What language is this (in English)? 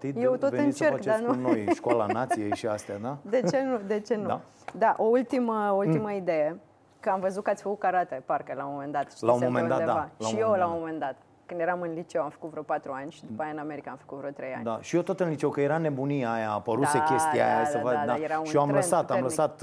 Romanian